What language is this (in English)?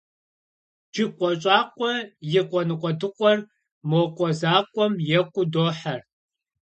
Kabardian